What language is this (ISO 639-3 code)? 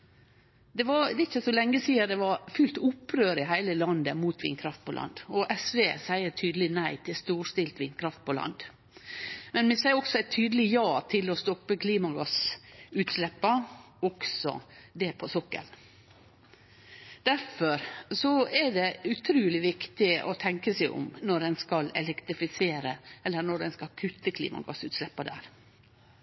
nno